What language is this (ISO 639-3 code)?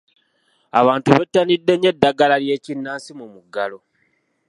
lug